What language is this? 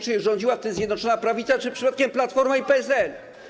Polish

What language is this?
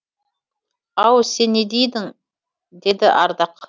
Kazakh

